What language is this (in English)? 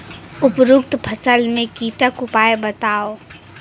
Maithili